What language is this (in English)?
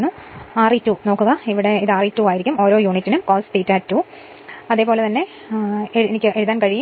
Malayalam